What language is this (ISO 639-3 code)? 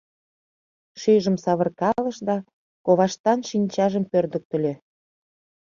chm